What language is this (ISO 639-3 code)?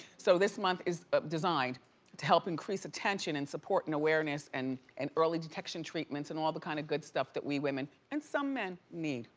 eng